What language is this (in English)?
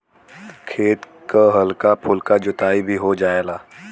Bhojpuri